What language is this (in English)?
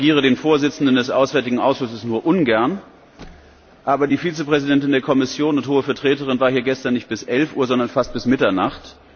German